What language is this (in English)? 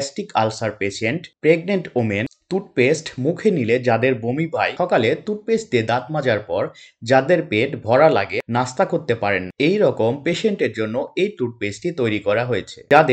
Bangla